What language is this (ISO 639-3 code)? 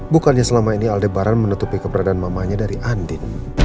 ind